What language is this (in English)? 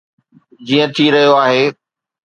Sindhi